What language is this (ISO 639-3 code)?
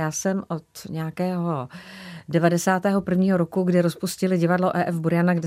ces